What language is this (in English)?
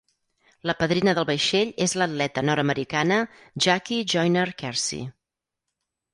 Catalan